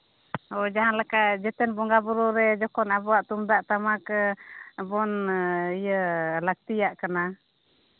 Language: Santali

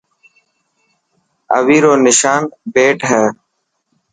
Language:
Dhatki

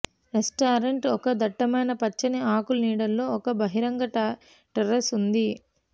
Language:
Telugu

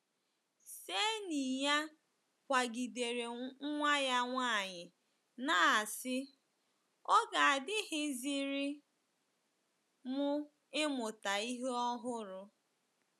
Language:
Igbo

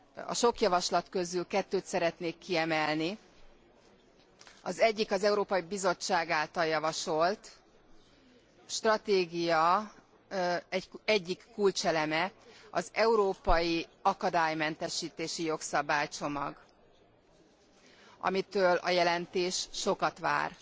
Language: Hungarian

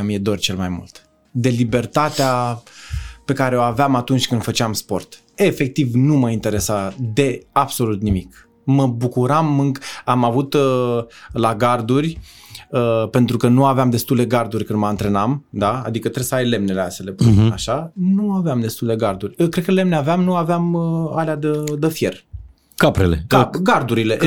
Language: Romanian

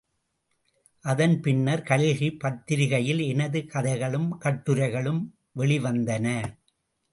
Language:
Tamil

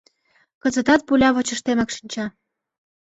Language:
Mari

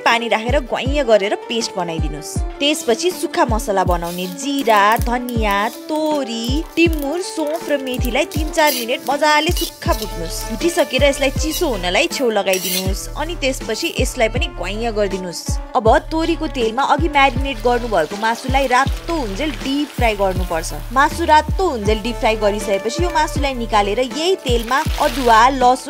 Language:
Romanian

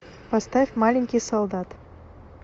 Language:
Russian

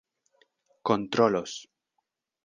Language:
Esperanto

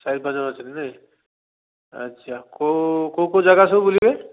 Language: Odia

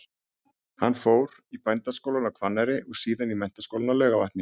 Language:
Icelandic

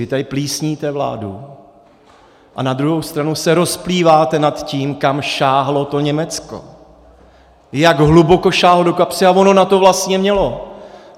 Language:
Czech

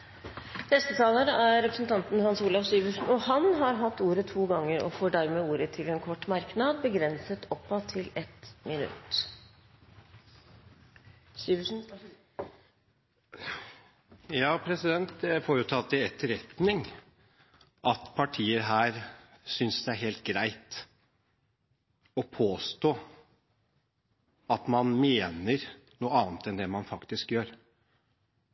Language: Norwegian Bokmål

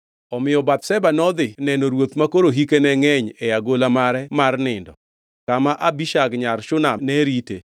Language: Luo (Kenya and Tanzania)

